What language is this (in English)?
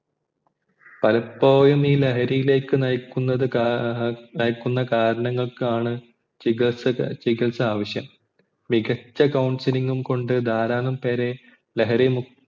Malayalam